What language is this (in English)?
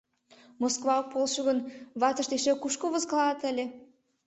Mari